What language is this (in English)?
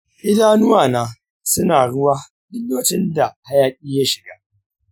Hausa